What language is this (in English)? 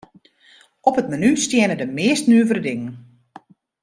Western Frisian